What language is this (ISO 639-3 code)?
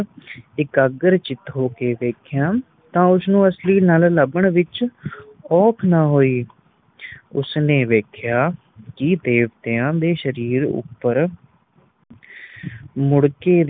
pan